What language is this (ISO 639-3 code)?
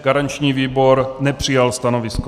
ces